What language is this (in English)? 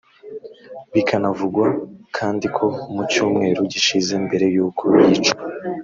Kinyarwanda